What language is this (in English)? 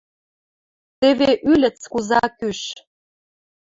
Western Mari